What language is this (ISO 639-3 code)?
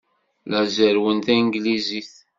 kab